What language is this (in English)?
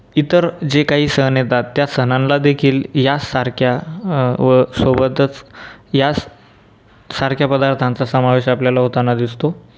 Marathi